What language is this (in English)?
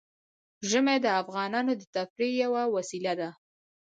Pashto